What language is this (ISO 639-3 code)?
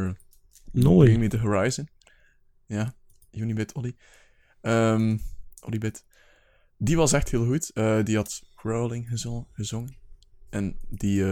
nld